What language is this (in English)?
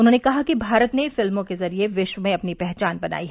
Hindi